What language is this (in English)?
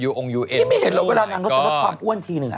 Thai